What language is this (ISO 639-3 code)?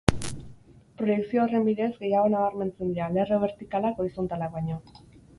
eus